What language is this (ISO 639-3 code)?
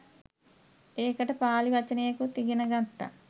sin